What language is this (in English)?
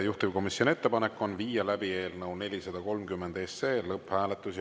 Estonian